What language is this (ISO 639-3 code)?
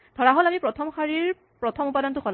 asm